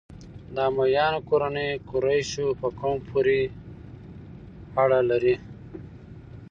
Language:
Pashto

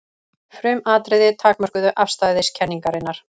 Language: Icelandic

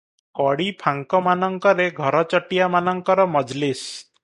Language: Odia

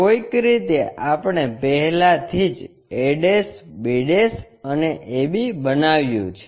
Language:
Gujarati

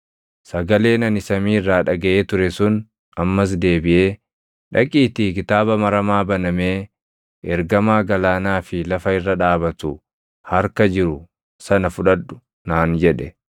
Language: Oromo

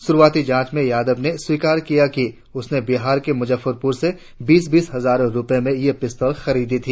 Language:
Hindi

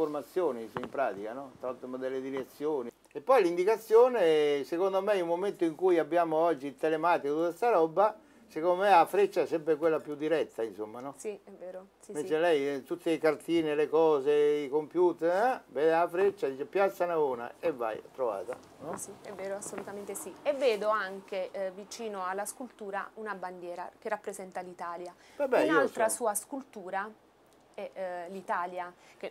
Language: Italian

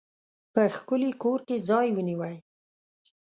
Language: Pashto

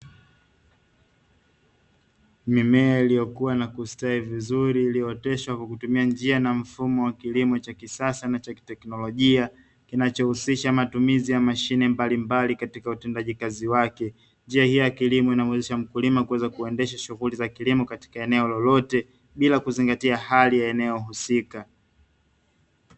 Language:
Swahili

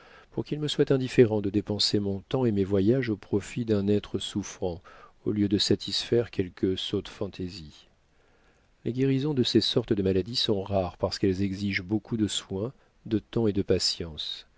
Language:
French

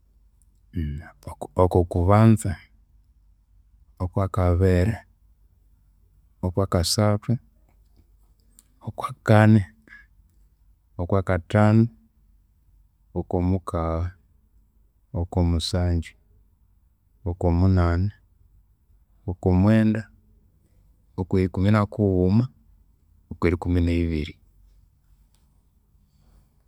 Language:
Konzo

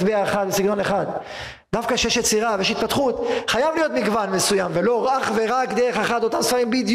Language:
Hebrew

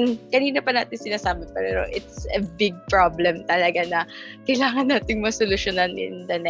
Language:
Filipino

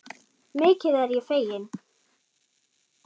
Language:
Icelandic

